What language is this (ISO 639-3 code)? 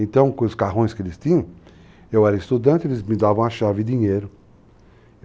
por